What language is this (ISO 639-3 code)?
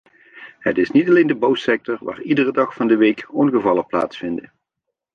nld